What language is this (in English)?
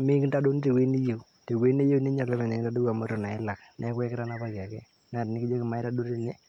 Masai